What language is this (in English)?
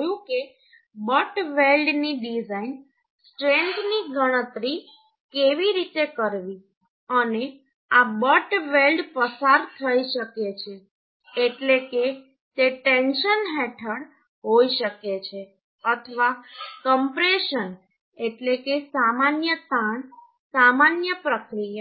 Gujarati